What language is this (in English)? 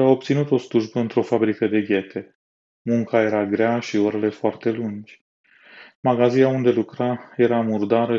Romanian